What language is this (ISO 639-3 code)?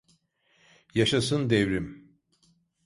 tur